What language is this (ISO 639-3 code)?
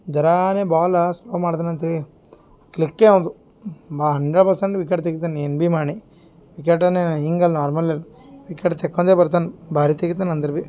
kan